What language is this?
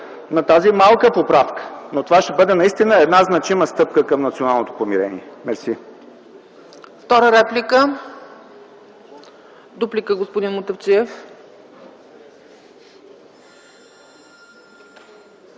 Bulgarian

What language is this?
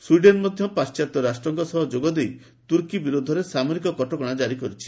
Odia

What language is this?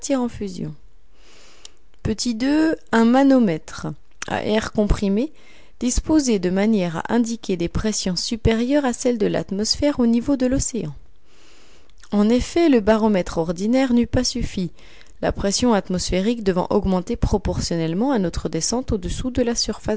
French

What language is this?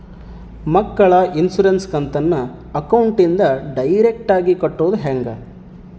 Kannada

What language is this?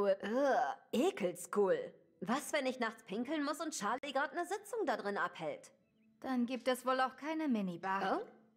German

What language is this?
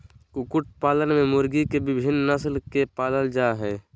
Magahi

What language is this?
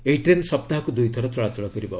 Odia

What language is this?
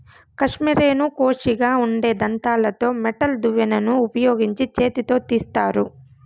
Telugu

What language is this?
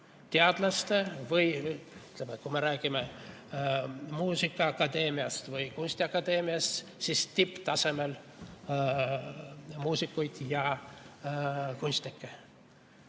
Estonian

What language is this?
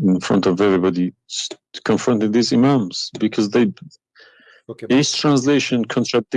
English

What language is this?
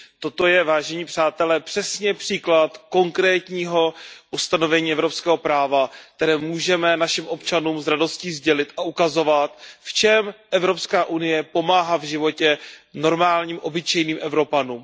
Czech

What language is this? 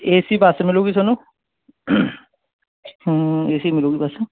Punjabi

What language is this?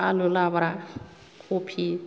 Bodo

